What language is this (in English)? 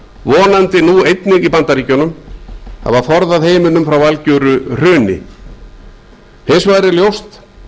Icelandic